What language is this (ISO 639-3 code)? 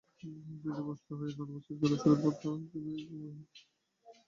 ben